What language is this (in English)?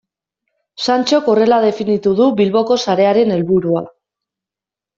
Basque